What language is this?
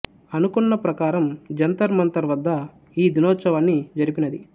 Telugu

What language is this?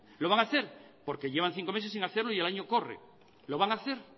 Spanish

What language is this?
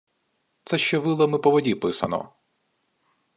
Ukrainian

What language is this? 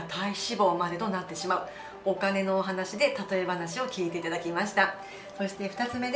Japanese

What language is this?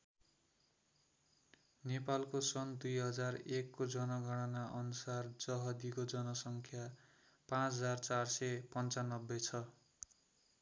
Nepali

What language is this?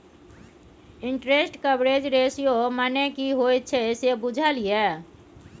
Maithili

